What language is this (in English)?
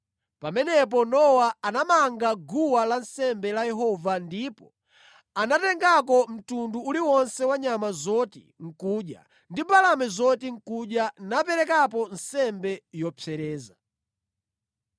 Nyanja